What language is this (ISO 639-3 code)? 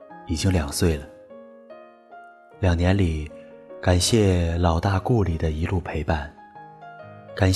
zho